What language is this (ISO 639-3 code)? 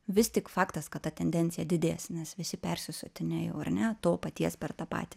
lit